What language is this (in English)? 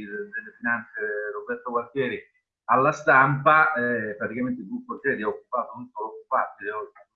Italian